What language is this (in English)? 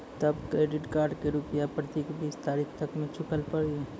Maithili